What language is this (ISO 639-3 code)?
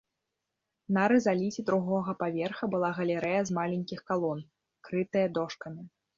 bel